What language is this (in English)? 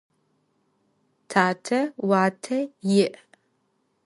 Adyghe